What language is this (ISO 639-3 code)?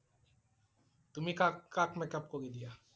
asm